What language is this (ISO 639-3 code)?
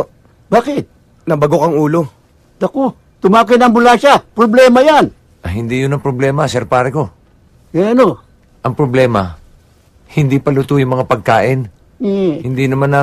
fil